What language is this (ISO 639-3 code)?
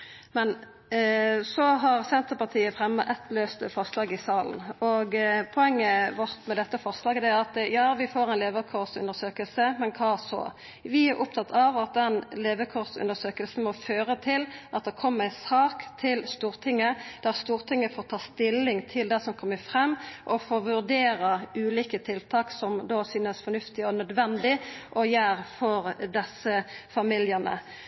nno